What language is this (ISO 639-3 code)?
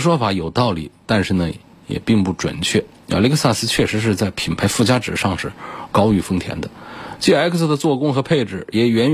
zho